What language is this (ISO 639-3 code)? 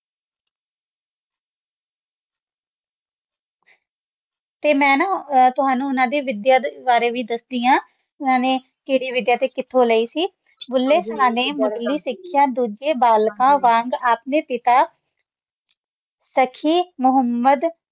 pan